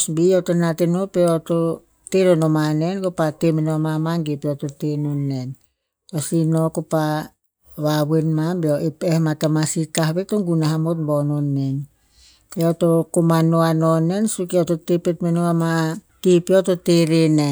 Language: Tinputz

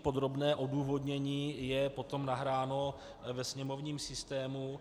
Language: Czech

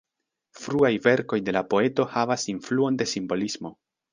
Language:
Esperanto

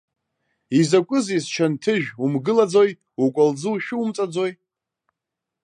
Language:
Abkhazian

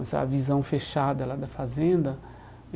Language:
Portuguese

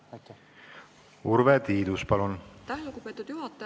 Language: Estonian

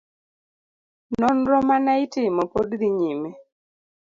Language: Luo (Kenya and Tanzania)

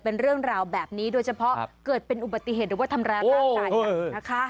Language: Thai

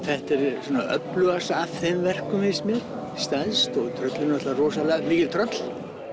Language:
Icelandic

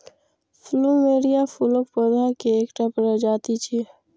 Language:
Maithili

